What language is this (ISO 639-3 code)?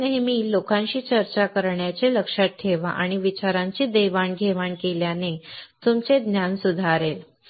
mar